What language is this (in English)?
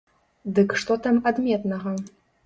Belarusian